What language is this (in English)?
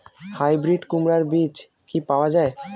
Bangla